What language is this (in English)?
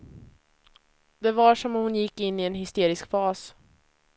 Swedish